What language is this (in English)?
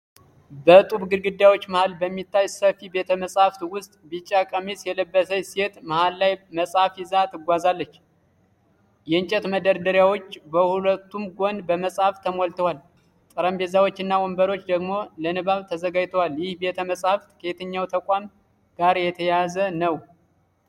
Amharic